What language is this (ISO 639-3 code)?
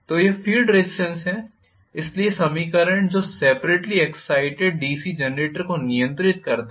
hin